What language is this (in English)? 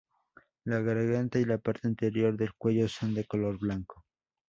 Spanish